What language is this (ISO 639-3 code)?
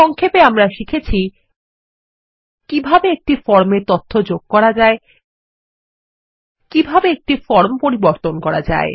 ben